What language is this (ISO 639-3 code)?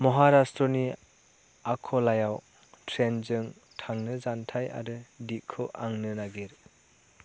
brx